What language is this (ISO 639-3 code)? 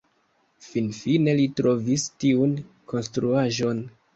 epo